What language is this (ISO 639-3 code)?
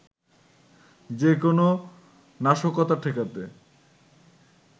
ben